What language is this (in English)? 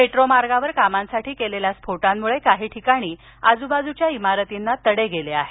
Marathi